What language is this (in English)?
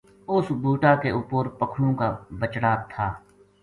Gujari